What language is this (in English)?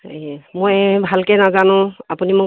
Assamese